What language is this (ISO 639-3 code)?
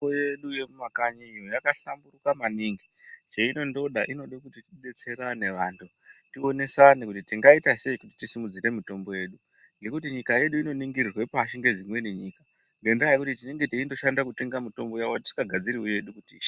ndc